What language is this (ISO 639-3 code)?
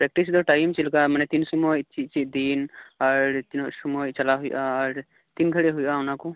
sat